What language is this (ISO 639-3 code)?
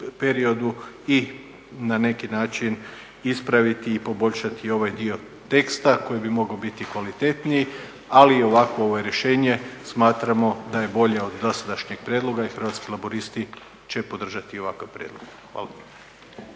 hrv